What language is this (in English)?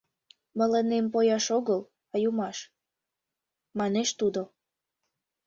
Mari